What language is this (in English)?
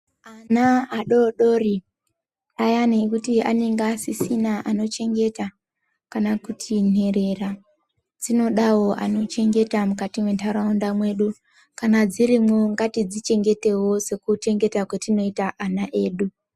Ndau